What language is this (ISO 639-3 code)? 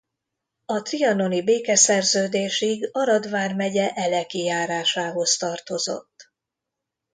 hun